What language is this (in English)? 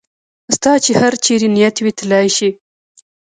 Pashto